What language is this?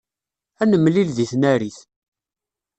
Kabyle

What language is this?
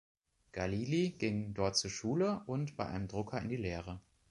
German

